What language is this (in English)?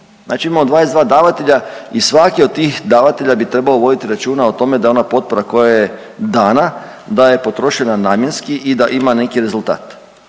Croatian